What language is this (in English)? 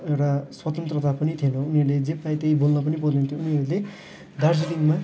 Nepali